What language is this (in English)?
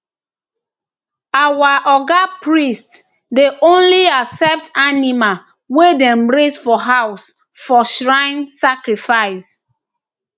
Nigerian Pidgin